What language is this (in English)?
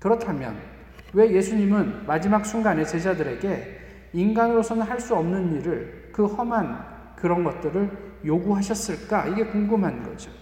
Korean